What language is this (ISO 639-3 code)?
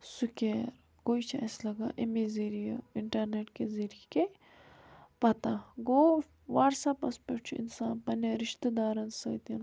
kas